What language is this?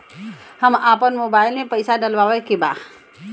Bhojpuri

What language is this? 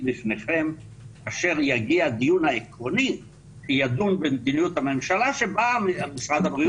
Hebrew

